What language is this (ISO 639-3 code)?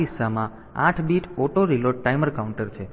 guj